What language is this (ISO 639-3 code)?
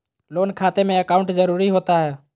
mag